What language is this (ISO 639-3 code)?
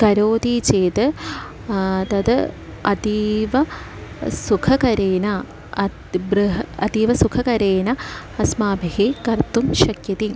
san